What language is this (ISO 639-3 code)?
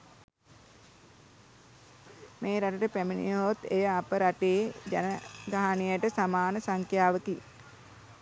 sin